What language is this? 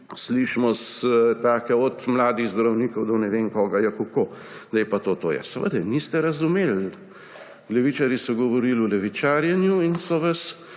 Slovenian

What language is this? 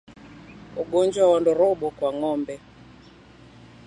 Swahili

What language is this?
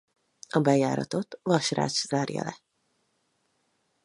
Hungarian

